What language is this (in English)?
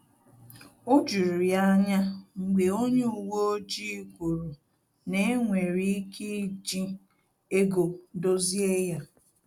Igbo